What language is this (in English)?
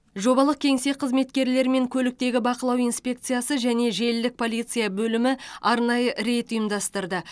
Kazakh